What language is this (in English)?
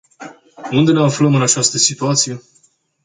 Romanian